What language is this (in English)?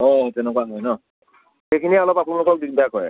Assamese